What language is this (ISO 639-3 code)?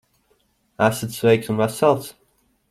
lav